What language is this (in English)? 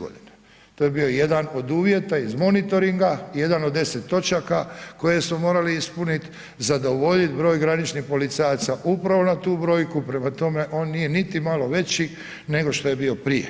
Croatian